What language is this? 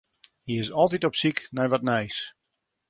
Western Frisian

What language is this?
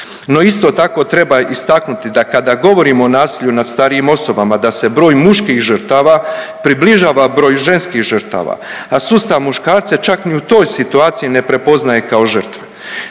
Croatian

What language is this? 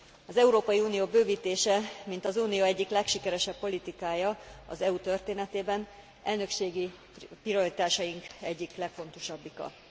Hungarian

